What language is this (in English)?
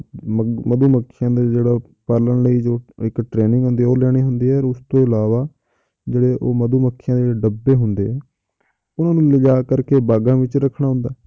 Punjabi